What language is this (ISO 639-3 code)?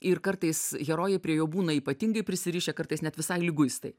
lit